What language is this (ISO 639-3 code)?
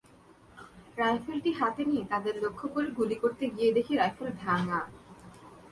ben